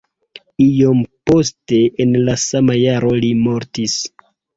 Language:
Esperanto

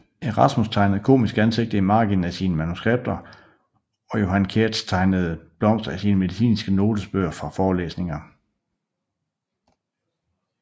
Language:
Danish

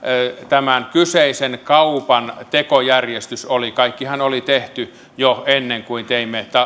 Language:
Finnish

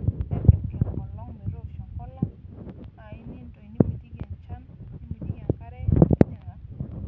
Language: Masai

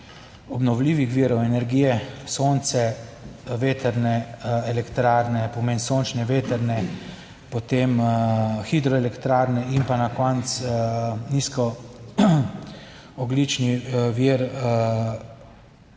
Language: Slovenian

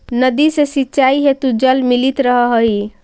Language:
Magahi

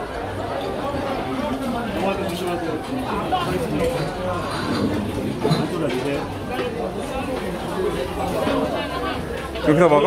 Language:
Korean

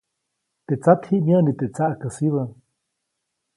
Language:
Copainalá Zoque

